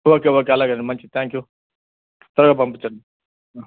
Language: Telugu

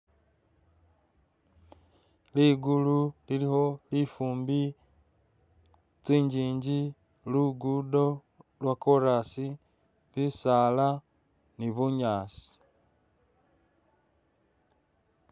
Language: Masaaba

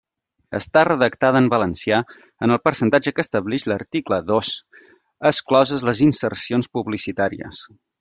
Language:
Catalan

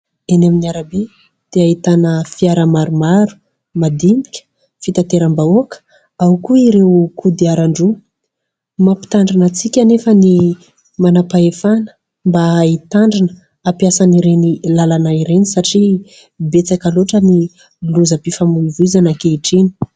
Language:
Malagasy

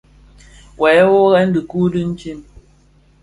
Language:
Bafia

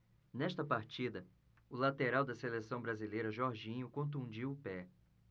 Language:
Portuguese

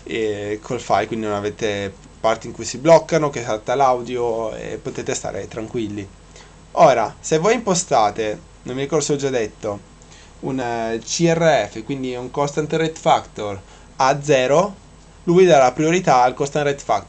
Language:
Italian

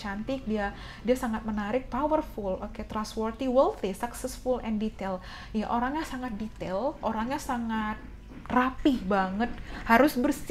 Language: Indonesian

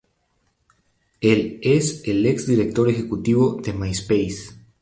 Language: Spanish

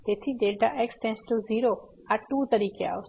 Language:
Gujarati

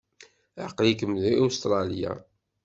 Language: Kabyle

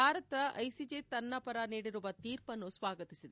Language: Kannada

